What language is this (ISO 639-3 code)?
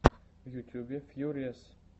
rus